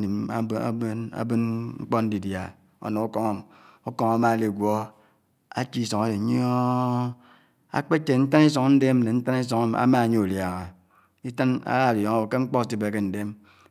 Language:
Anaang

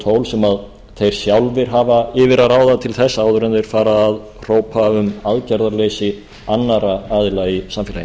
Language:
Icelandic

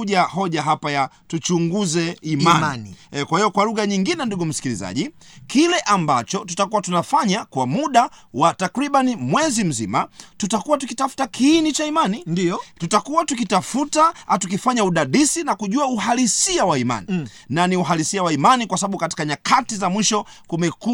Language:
Swahili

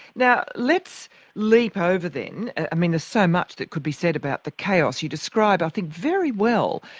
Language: English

